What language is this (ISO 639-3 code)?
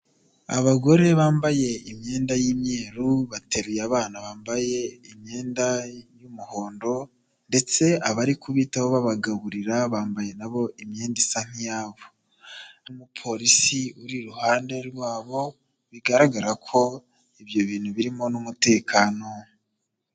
kin